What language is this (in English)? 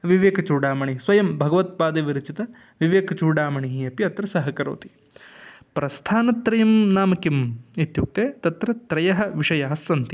Sanskrit